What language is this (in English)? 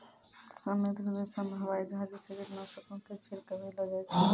Maithili